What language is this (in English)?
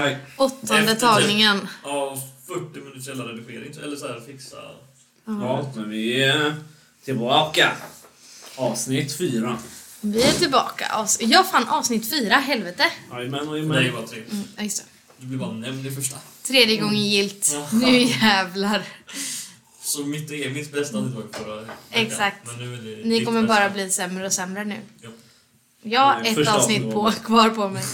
Swedish